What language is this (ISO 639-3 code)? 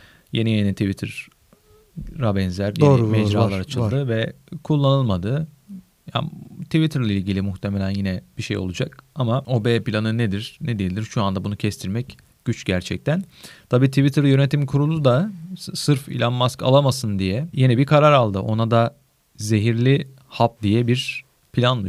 tur